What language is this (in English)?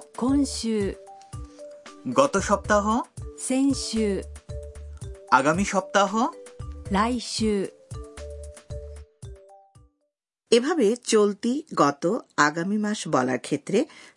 Bangla